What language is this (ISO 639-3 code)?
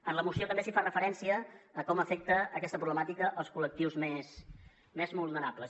cat